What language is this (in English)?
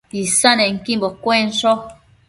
Matsés